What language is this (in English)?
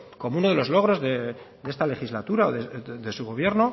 Spanish